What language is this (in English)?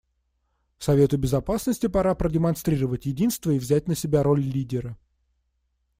Russian